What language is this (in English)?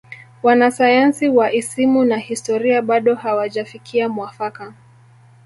Swahili